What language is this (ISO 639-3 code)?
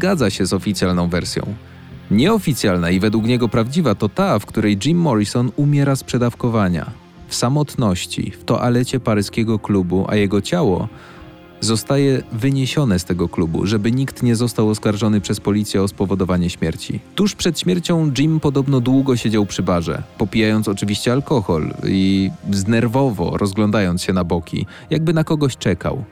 pol